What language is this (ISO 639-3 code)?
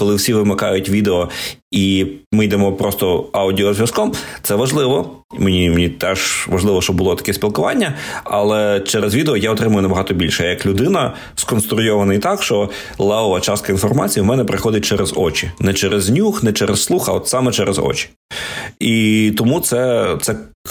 ukr